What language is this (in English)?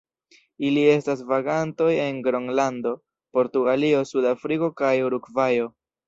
Esperanto